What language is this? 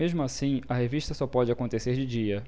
Portuguese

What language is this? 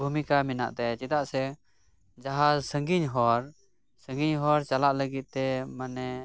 Santali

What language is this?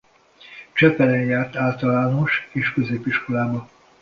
Hungarian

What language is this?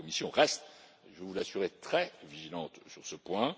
French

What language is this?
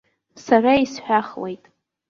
Abkhazian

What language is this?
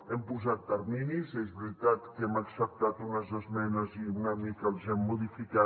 Catalan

